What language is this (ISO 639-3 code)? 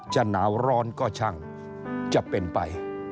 tha